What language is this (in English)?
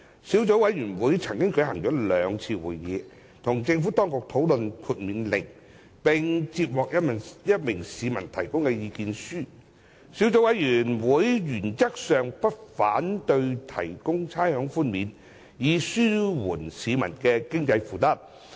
Cantonese